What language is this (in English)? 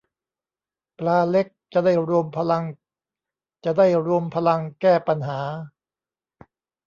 Thai